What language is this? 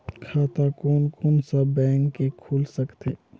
Chhattisgarhi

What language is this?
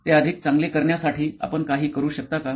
Marathi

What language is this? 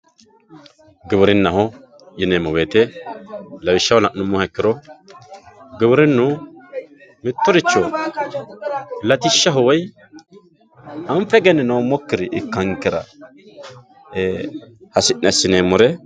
Sidamo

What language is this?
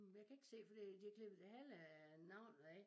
Danish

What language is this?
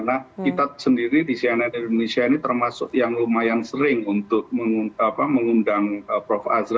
Indonesian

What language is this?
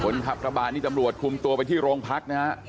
Thai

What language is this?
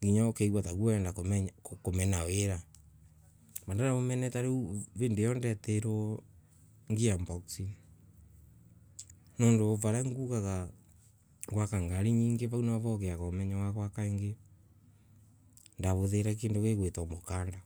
Embu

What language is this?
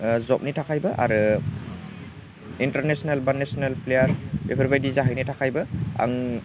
Bodo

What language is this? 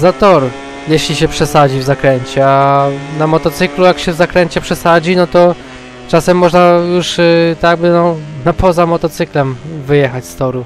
Polish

